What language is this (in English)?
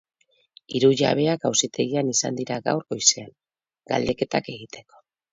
Basque